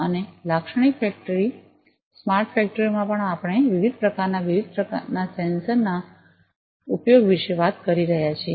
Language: Gujarati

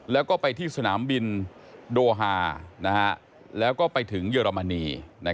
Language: Thai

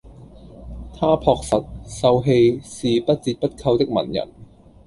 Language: Cantonese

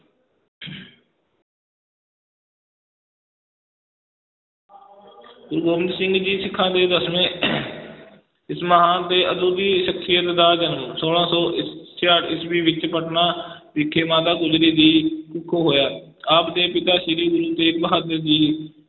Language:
Punjabi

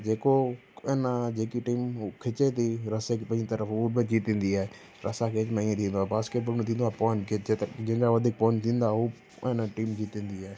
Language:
Sindhi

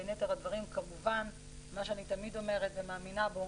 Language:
Hebrew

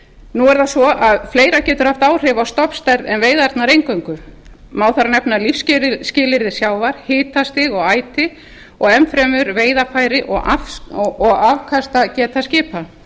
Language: Icelandic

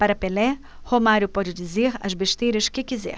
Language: Portuguese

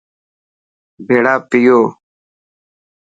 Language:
Dhatki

